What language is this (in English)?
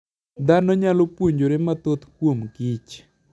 Luo (Kenya and Tanzania)